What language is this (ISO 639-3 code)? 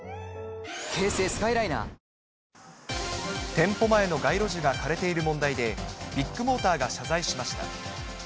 jpn